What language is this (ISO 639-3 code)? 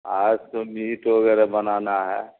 urd